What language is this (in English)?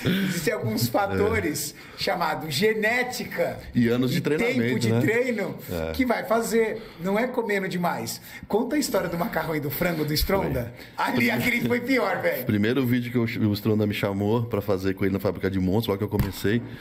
Portuguese